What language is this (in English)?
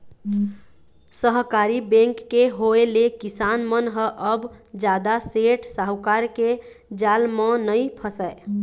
Chhattisgarhi